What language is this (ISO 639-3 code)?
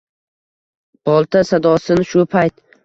uzb